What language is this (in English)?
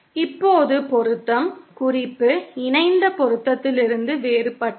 Tamil